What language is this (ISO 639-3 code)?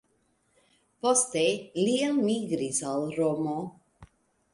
epo